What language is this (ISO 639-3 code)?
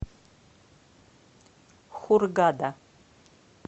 rus